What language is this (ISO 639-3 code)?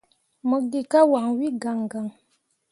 mua